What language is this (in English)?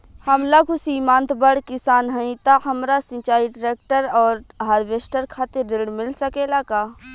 Bhojpuri